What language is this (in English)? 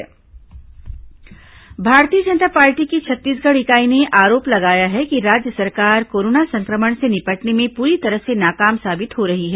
Hindi